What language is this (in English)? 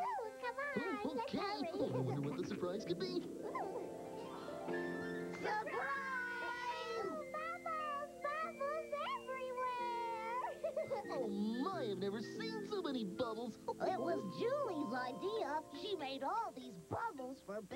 English